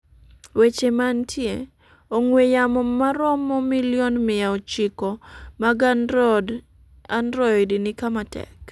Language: Luo (Kenya and Tanzania)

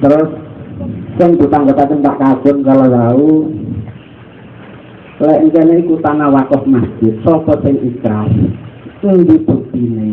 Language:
Indonesian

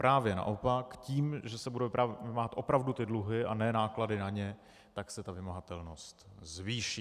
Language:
Czech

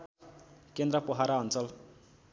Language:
Nepali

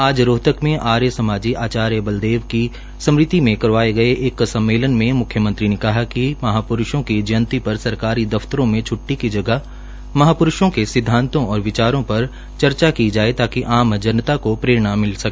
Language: Hindi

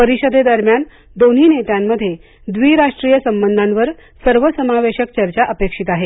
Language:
Marathi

